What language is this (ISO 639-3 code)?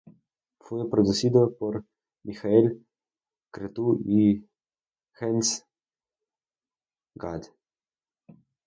spa